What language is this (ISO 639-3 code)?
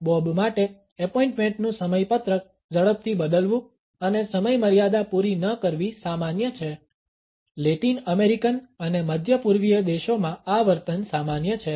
guj